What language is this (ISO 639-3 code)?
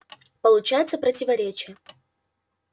rus